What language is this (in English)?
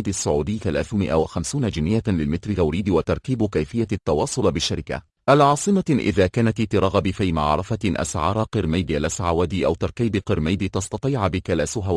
Arabic